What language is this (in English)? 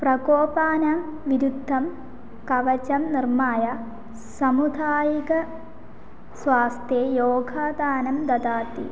Sanskrit